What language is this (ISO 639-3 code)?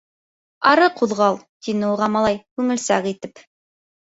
bak